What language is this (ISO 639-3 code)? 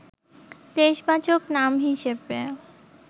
ben